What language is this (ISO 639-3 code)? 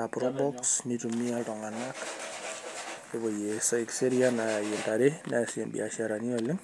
mas